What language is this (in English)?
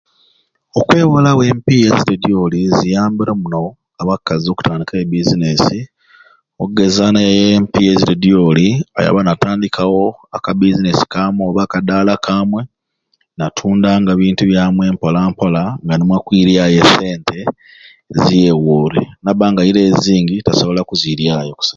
Ruuli